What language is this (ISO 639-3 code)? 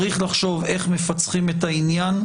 heb